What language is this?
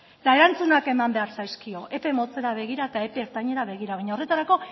Basque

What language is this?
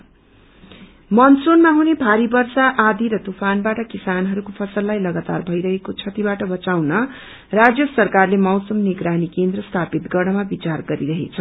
Nepali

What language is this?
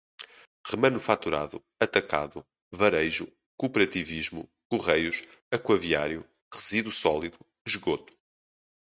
Portuguese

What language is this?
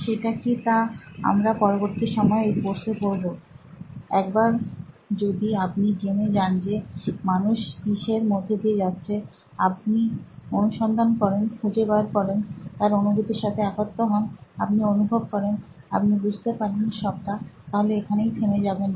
Bangla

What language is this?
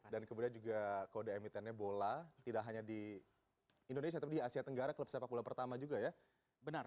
Indonesian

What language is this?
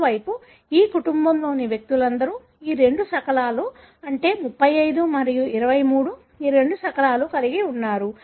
Telugu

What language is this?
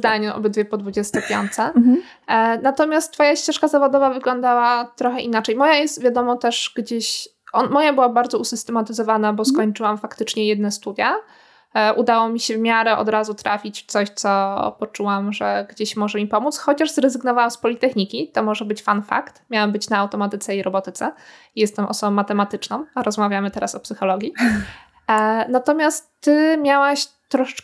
Polish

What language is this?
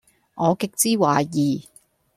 Cantonese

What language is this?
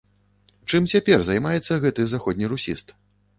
Belarusian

